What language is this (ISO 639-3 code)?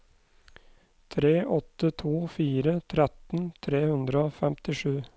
nor